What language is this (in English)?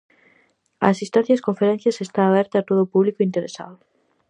Galician